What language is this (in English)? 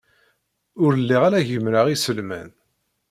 Kabyle